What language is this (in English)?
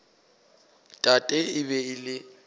Northern Sotho